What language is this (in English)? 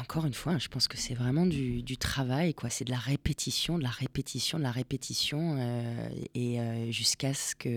French